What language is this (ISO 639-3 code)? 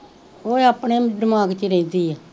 pan